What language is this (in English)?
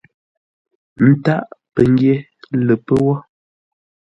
Ngombale